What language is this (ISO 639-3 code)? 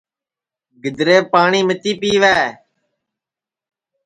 ssi